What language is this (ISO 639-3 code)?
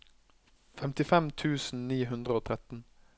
nor